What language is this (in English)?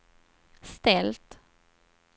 Swedish